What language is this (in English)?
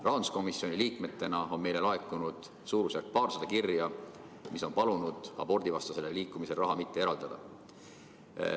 Estonian